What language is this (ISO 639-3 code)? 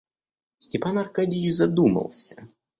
rus